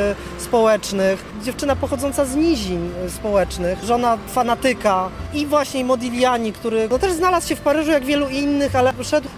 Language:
Polish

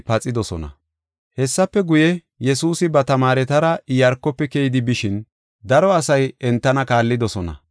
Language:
Gofa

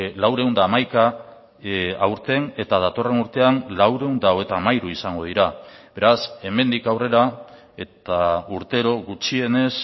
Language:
Basque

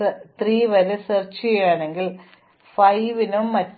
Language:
Malayalam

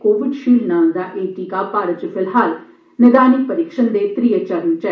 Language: Dogri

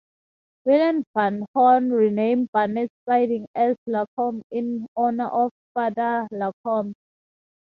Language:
English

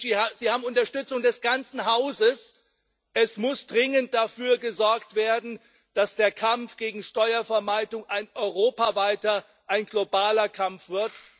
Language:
German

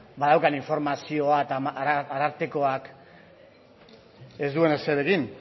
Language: Basque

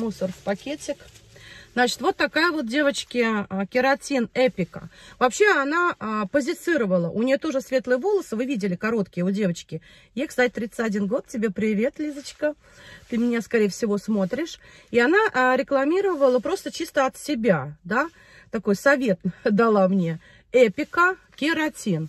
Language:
Russian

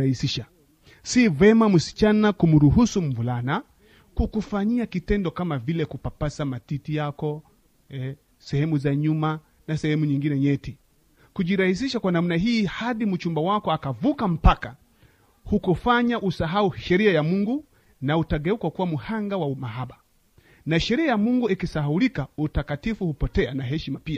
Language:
Swahili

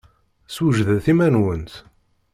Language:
Kabyle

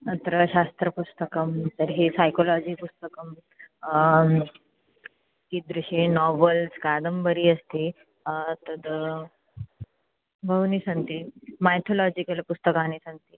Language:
Sanskrit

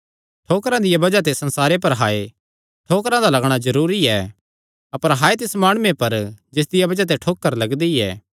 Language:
Kangri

